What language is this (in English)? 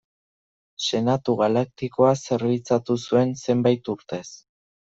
Basque